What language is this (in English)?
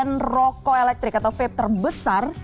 Indonesian